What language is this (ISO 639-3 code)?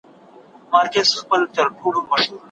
pus